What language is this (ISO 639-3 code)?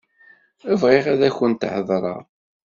kab